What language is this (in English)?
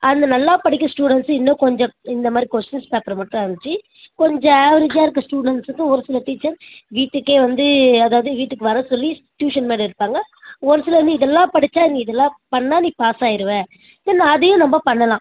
Tamil